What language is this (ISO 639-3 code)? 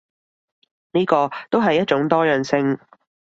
yue